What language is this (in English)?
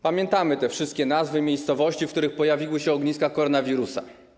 Polish